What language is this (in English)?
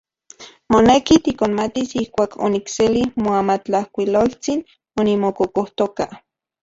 Central Puebla Nahuatl